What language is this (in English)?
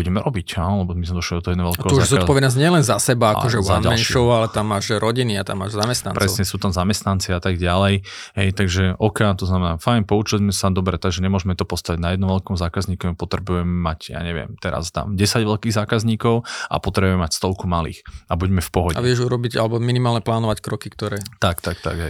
Slovak